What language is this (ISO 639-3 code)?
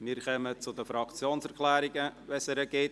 gsw